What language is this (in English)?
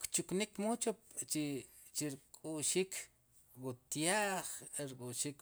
Sipacapense